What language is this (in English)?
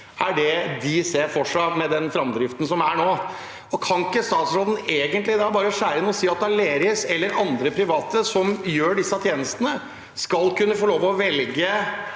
Norwegian